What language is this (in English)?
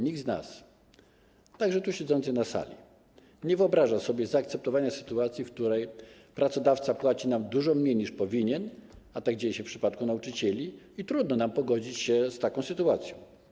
Polish